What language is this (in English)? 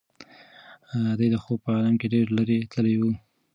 Pashto